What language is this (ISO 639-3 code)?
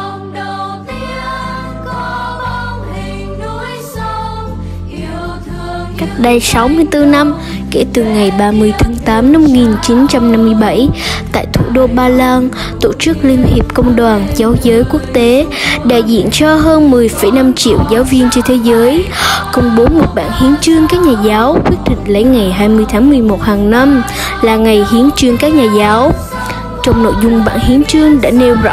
vie